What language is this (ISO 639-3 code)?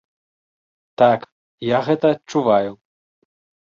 bel